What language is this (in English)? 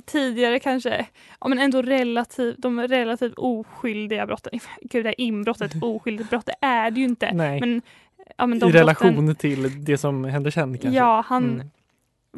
Swedish